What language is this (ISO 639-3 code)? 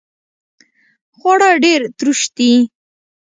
pus